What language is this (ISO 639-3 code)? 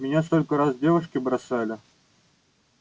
rus